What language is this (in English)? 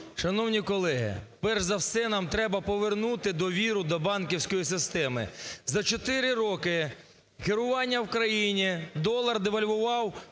Ukrainian